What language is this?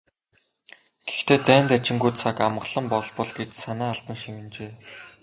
Mongolian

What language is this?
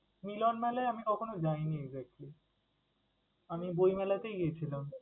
Bangla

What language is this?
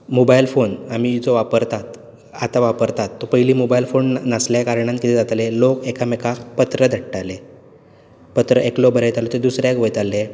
Konkani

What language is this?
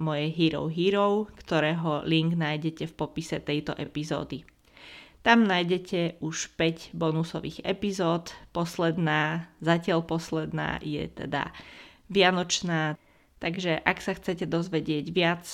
Slovak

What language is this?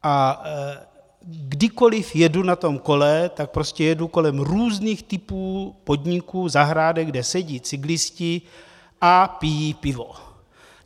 Czech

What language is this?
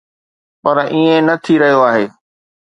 Sindhi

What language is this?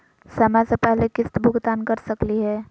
Magahi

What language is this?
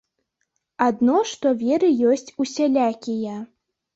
Belarusian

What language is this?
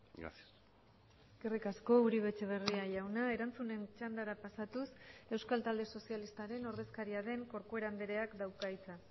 Basque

